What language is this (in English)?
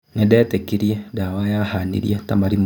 Kikuyu